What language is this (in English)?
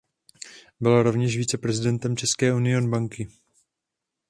Czech